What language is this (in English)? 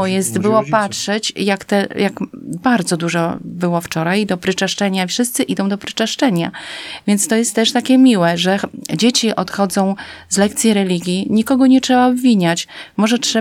Polish